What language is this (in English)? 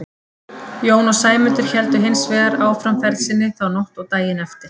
Icelandic